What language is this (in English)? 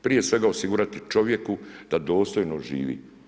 Croatian